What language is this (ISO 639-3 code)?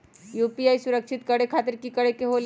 mag